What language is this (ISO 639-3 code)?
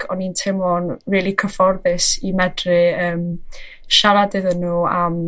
cym